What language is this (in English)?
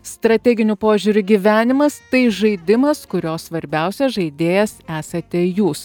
Lithuanian